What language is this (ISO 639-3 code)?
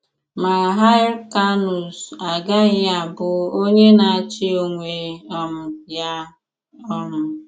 ibo